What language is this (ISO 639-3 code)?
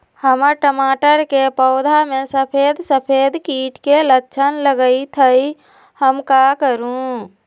mag